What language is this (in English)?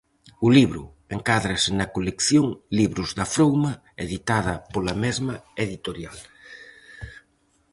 Galician